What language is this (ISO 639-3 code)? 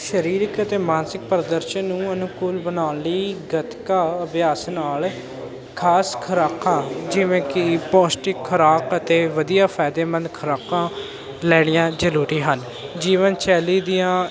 pan